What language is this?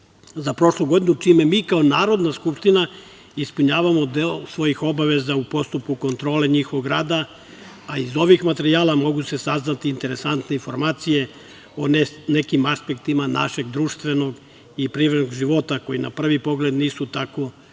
Serbian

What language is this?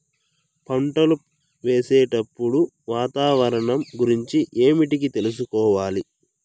Telugu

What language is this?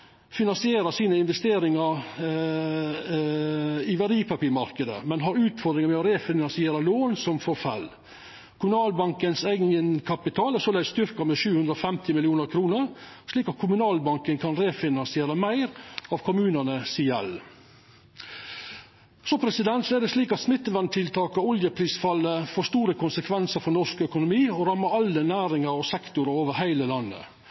Norwegian Nynorsk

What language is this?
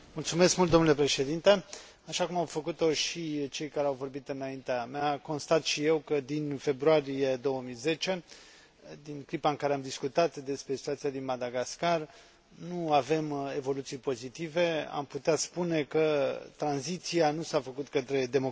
Romanian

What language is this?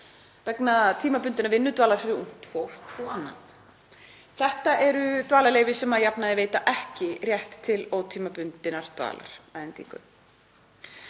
Icelandic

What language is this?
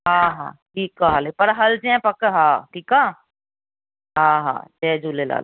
Sindhi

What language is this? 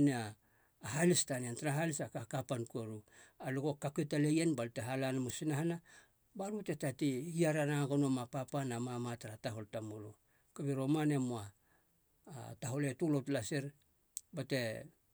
Halia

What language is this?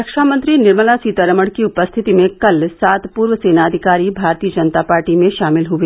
Hindi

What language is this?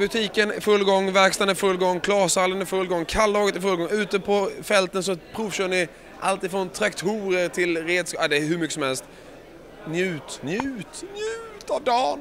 Swedish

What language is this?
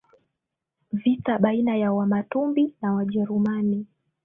Swahili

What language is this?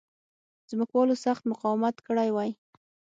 Pashto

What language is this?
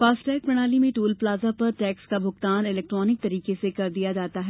Hindi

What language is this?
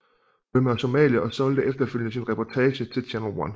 Danish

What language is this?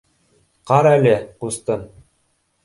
Bashkir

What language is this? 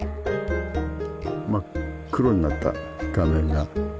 Japanese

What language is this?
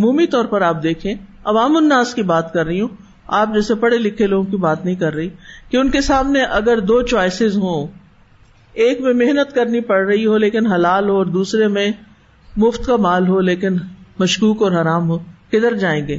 Urdu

